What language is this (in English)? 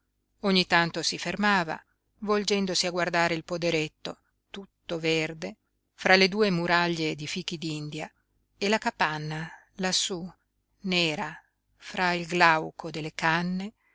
Italian